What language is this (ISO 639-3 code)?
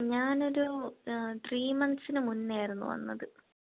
mal